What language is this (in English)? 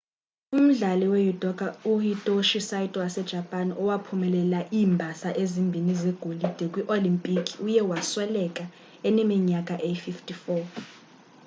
Xhosa